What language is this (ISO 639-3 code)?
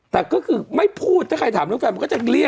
tha